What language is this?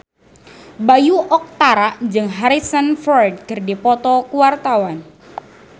Sundanese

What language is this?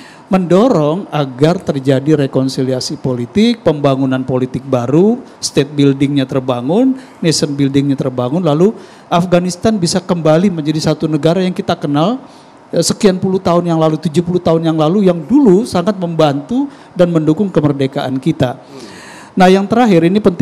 Indonesian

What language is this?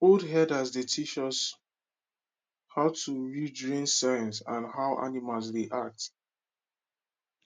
Nigerian Pidgin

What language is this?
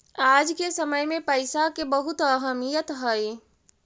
Magahi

